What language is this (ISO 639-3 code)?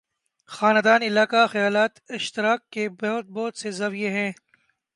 urd